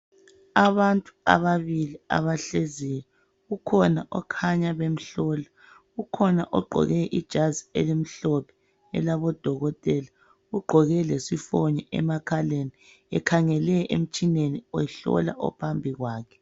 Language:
North Ndebele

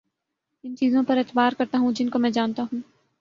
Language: Urdu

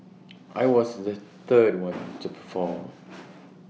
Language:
English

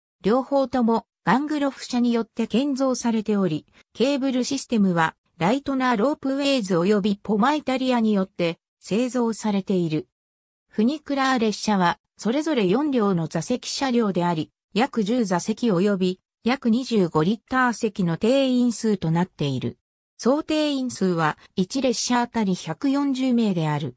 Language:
Japanese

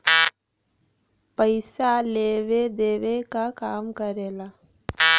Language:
Bhojpuri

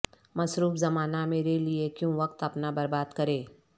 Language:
Urdu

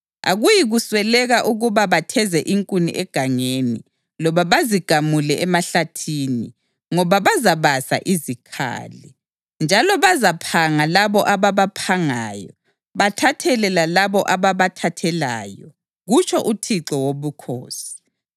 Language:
North Ndebele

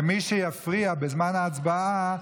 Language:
Hebrew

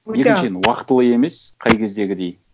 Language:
Kazakh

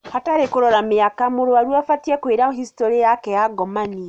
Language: Kikuyu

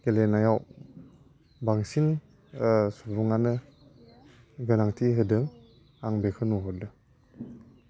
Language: Bodo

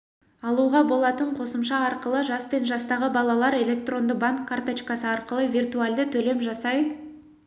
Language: Kazakh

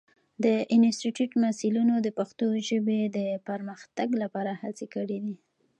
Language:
Pashto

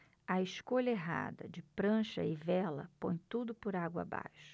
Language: Portuguese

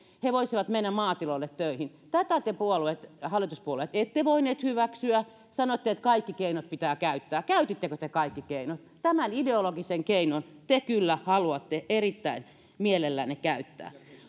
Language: Finnish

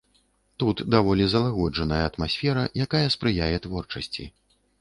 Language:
Belarusian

